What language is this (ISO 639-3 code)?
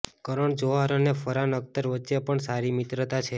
guj